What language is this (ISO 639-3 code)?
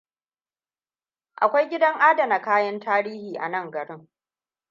hau